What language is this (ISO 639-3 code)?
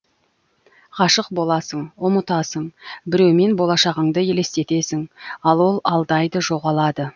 kaz